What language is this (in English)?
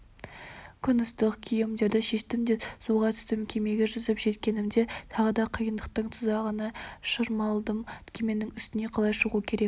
Kazakh